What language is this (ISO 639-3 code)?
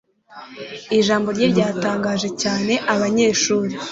kin